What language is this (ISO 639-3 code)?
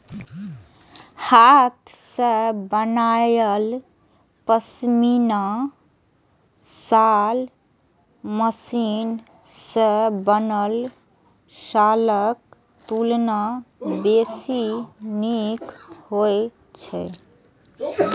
mai